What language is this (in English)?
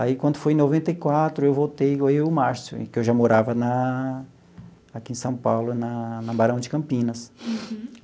Portuguese